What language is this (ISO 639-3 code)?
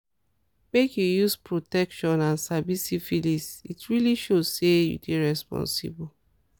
pcm